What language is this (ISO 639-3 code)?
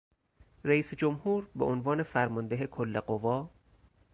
fas